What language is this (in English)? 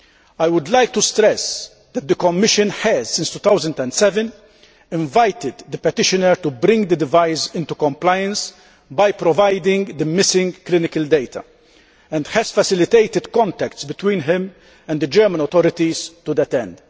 English